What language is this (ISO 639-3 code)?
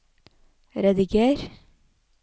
nor